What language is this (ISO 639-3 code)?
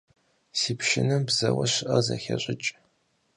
kbd